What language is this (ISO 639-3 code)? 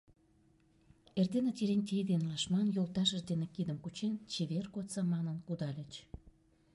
chm